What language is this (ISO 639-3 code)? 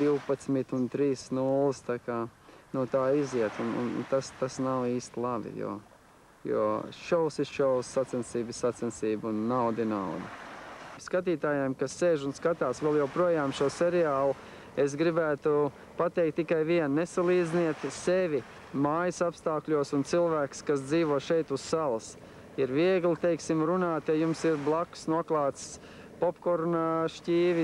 lav